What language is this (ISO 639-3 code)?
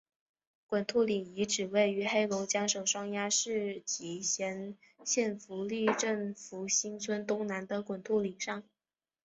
zho